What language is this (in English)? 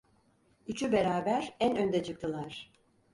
Turkish